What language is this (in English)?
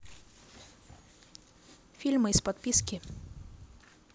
Russian